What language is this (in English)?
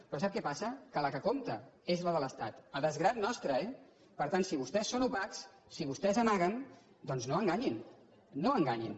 Catalan